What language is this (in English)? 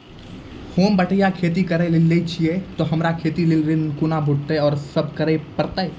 Maithili